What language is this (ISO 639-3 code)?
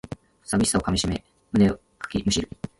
jpn